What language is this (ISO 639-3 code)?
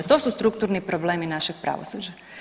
hrv